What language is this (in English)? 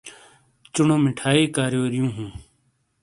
Shina